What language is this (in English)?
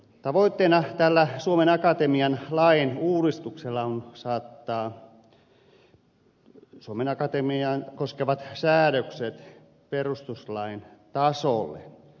Finnish